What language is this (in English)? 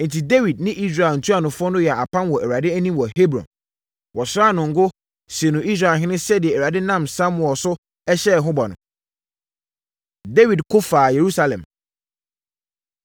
Akan